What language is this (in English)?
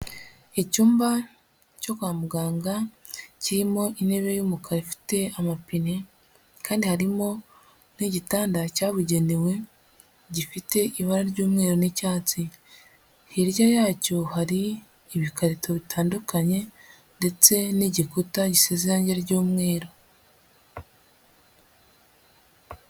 Kinyarwanda